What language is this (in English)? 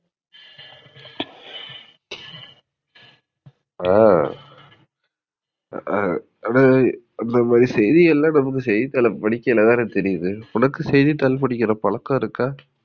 Tamil